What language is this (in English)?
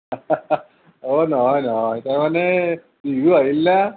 Assamese